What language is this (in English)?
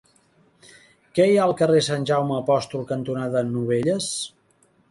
Catalan